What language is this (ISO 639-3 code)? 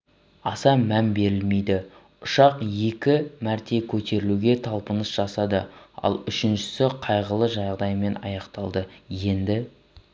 kaz